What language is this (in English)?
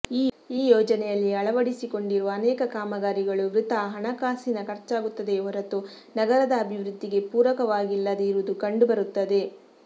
Kannada